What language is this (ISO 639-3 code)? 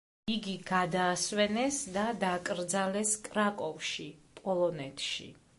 kat